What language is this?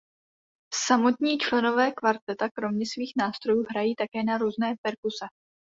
Czech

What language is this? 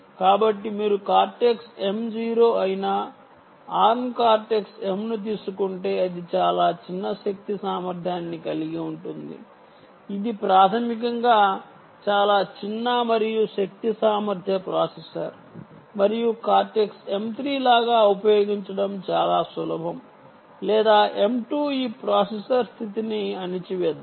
Telugu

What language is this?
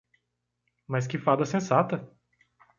Portuguese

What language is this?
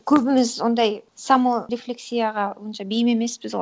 Kazakh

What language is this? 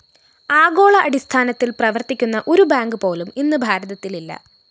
Malayalam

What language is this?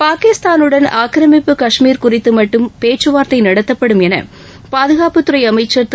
Tamil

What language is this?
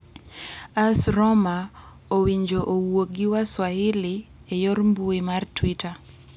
Luo (Kenya and Tanzania)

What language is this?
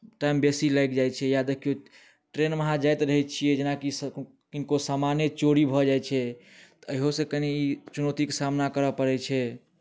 Maithili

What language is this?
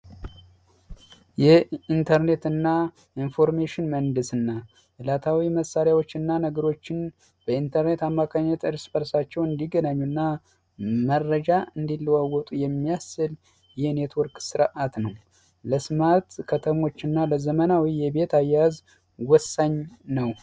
Amharic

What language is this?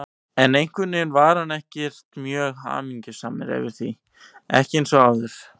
Icelandic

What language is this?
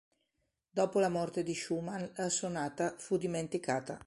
Italian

